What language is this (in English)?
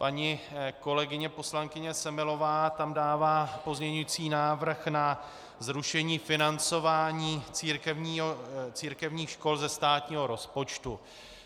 Czech